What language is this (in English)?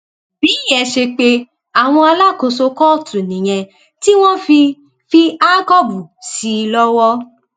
Yoruba